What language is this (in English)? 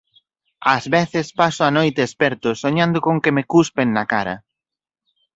Galician